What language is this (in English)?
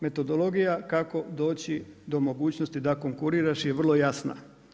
Croatian